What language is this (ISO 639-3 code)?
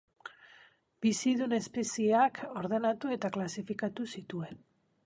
eus